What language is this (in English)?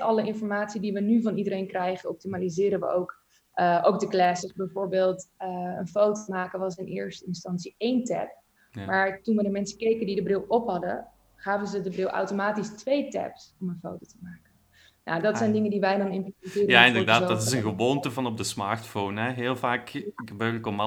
Dutch